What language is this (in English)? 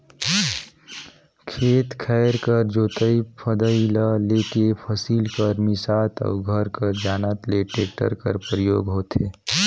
Chhattisgarhi